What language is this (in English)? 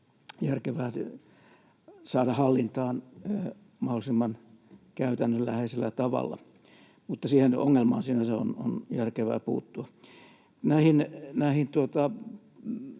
Finnish